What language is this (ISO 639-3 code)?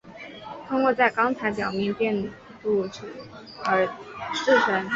zho